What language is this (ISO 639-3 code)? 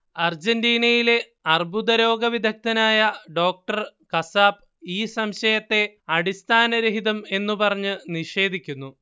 mal